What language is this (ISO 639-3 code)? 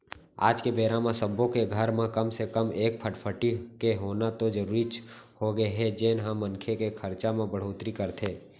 hne